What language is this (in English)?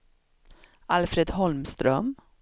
Swedish